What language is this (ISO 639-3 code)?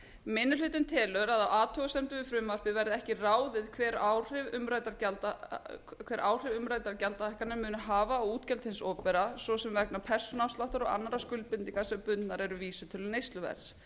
isl